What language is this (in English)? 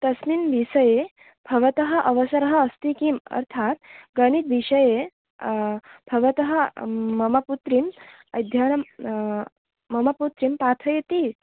Sanskrit